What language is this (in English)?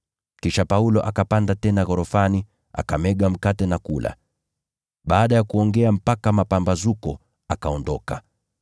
Swahili